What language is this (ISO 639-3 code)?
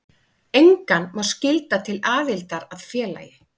isl